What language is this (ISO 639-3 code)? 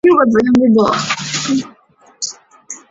zho